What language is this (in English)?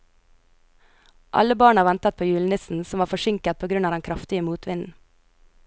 Norwegian